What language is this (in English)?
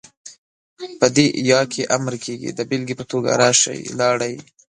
Pashto